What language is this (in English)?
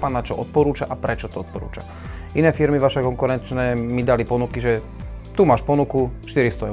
Slovak